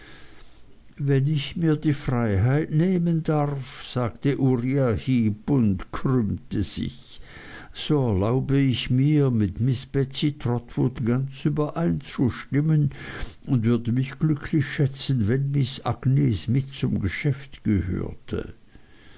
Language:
German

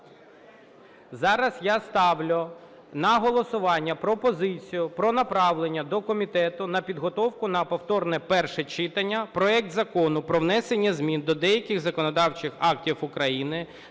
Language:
Ukrainian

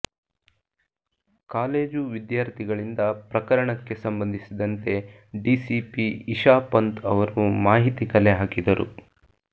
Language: Kannada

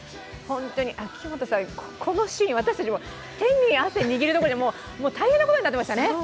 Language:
Japanese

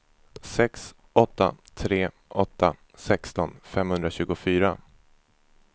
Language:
Swedish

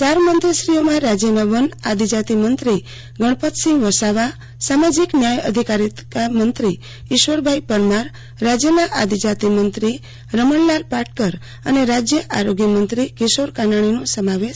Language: Gujarati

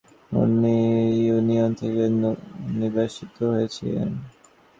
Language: Bangla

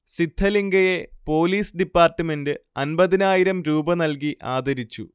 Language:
Malayalam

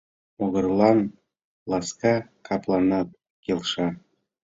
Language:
Mari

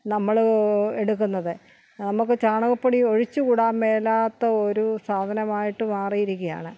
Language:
Malayalam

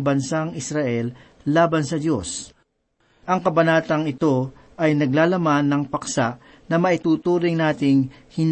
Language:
Filipino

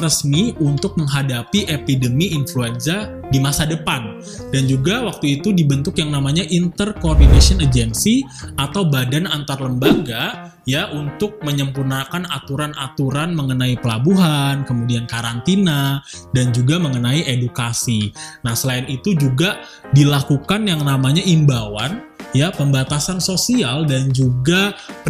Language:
Indonesian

